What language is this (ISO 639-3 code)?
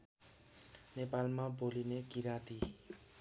nep